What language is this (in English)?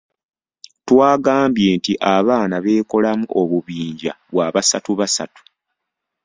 Ganda